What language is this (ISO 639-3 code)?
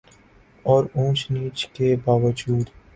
urd